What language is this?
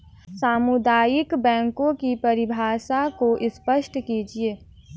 Hindi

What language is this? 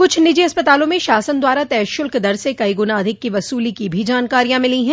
Hindi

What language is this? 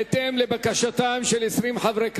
Hebrew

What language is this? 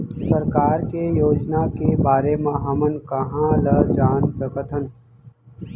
Chhattisgarhi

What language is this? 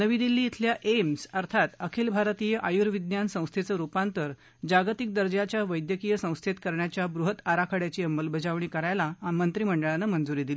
Marathi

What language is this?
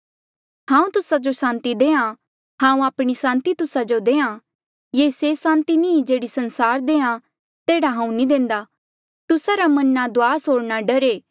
Mandeali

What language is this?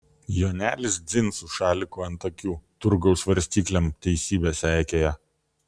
Lithuanian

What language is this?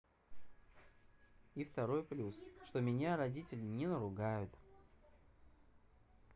Russian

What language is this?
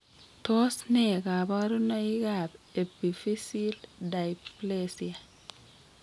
Kalenjin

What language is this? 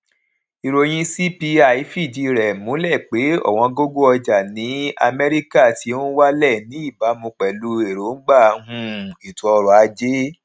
Yoruba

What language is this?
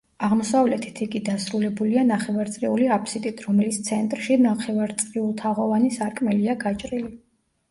Georgian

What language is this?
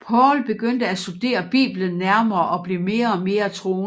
Danish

